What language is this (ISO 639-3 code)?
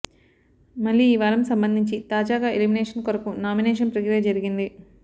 tel